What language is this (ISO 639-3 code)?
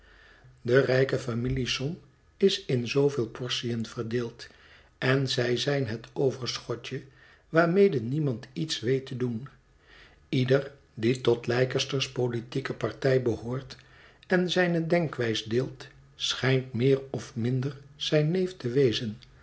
nld